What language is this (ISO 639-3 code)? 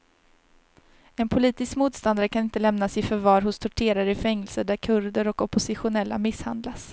swe